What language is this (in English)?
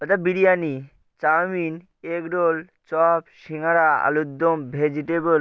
Bangla